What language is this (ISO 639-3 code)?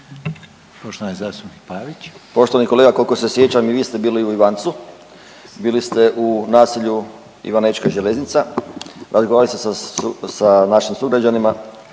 hrv